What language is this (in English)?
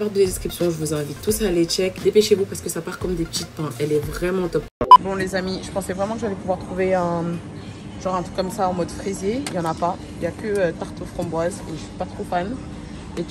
French